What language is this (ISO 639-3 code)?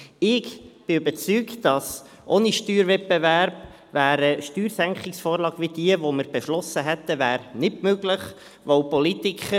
gsw